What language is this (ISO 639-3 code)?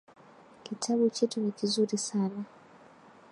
swa